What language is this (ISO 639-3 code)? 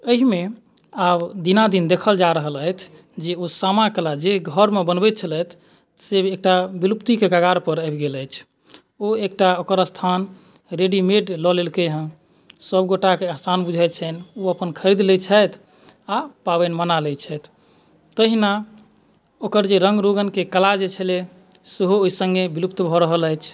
mai